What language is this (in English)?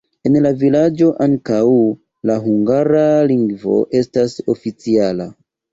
Esperanto